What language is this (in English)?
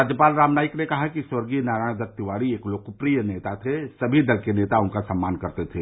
Hindi